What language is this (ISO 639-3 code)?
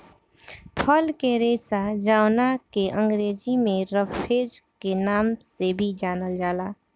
bho